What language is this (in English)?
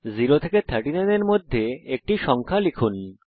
Bangla